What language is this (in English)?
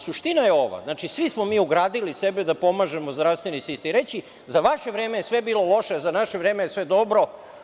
Serbian